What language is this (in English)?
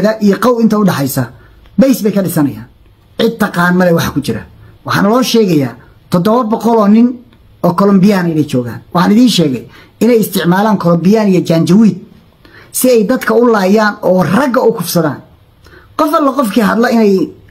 Arabic